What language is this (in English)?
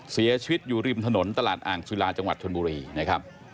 Thai